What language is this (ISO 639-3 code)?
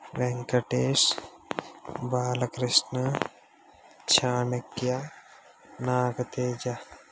tel